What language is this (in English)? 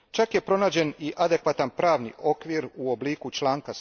Croatian